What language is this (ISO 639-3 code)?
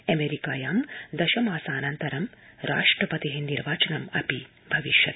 san